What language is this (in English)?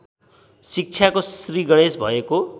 Nepali